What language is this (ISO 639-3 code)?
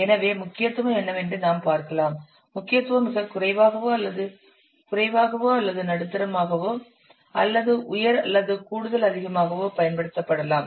tam